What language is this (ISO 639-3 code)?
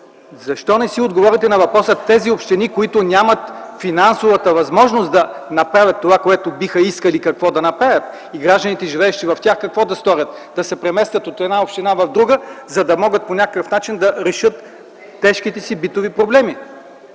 bul